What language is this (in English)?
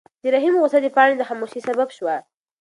Pashto